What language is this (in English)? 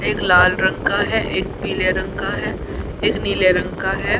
Hindi